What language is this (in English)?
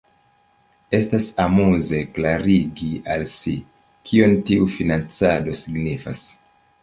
Esperanto